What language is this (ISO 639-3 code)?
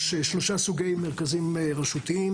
heb